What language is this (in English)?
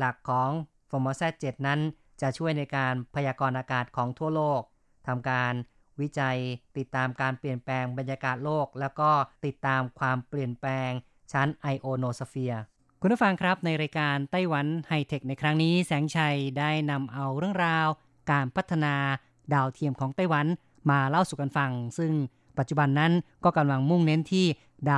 Thai